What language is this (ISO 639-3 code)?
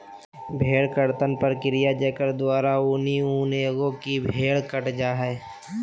mag